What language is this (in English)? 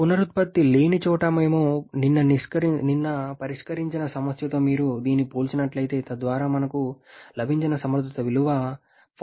Telugu